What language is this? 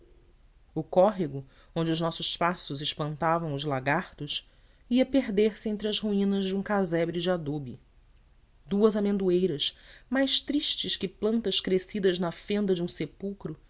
Portuguese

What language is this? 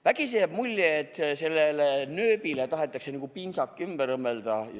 Estonian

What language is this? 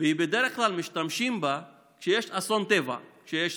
Hebrew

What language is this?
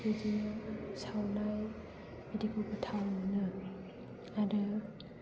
Bodo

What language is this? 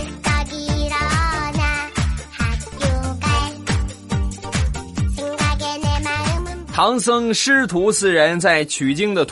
Chinese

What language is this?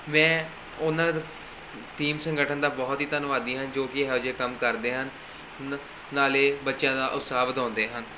Punjabi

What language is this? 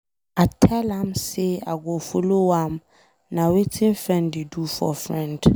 Nigerian Pidgin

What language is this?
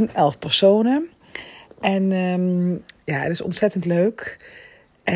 Dutch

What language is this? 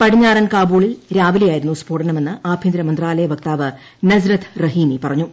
Malayalam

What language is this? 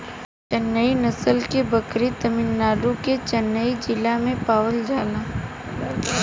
Bhojpuri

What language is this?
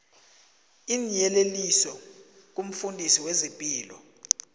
South Ndebele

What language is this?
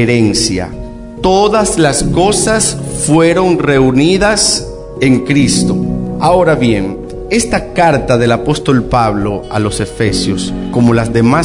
Spanish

